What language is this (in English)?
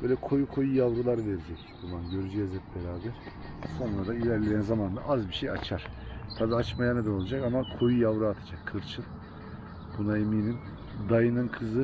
Turkish